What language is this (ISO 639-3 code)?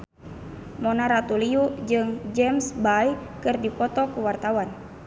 sun